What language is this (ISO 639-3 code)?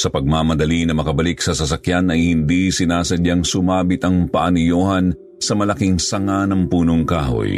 fil